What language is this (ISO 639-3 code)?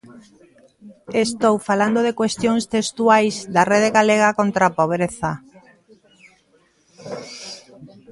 glg